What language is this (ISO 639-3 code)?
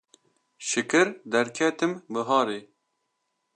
kur